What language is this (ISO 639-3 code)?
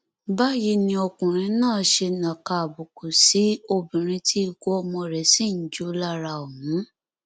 yor